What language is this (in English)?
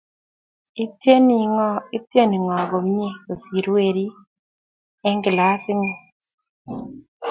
Kalenjin